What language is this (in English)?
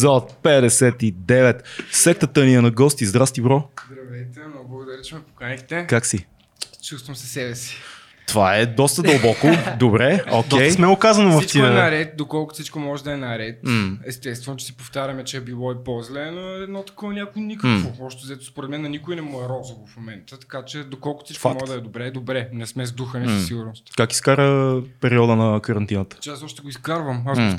Bulgarian